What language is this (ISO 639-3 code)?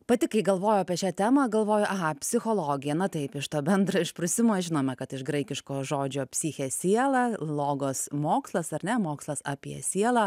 lit